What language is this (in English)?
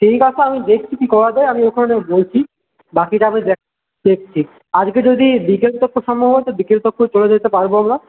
Bangla